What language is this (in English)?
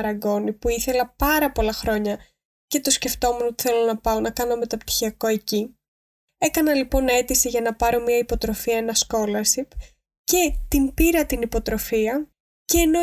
Greek